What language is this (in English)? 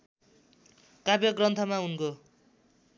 Nepali